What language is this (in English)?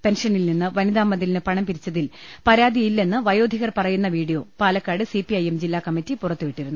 Malayalam